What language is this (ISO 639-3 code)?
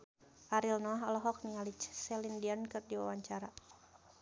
sun